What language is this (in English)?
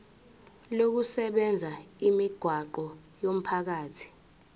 Zulu